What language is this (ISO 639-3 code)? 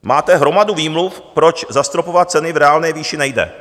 ces